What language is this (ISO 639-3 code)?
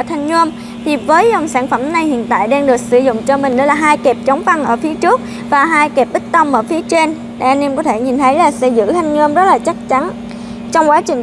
vie